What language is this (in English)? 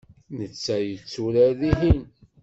Kabyle